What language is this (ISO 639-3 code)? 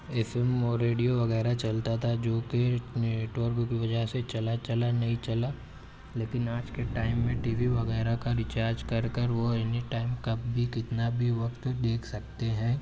urd